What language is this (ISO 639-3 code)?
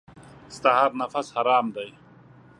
pus